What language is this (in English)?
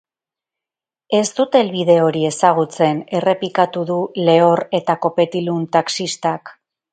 Basque